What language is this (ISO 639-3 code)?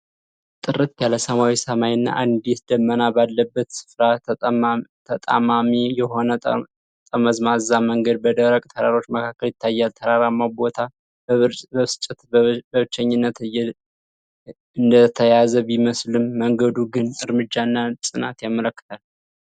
amh